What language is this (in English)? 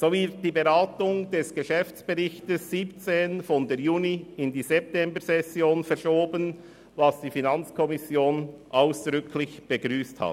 Swiss German